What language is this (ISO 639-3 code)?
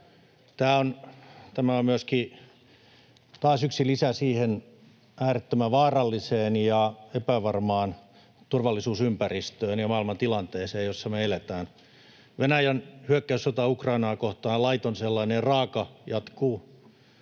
fin